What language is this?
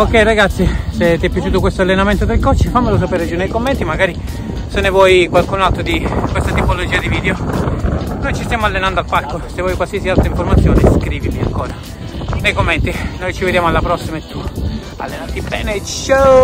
Italian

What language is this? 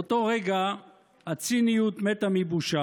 Hebrew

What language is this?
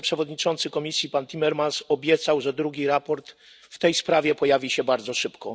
Polish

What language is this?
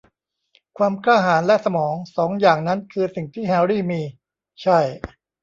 Thai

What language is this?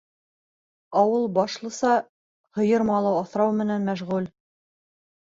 Bashkir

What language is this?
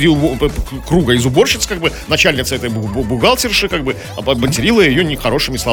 Russian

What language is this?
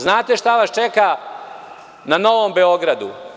Serbian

